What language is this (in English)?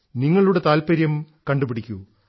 Malayalam